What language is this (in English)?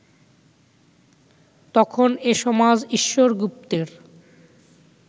Bangla